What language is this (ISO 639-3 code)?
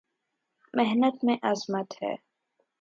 urd